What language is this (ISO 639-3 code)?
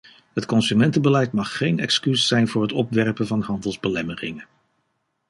nld